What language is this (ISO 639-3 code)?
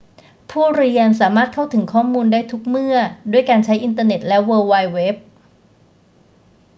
tha